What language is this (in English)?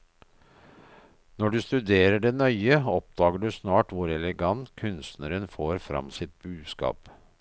Norwegian